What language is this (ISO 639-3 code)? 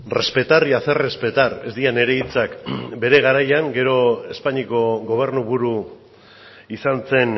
eus